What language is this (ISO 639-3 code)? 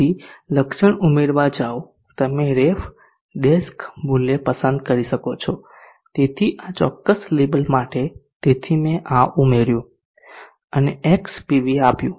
guj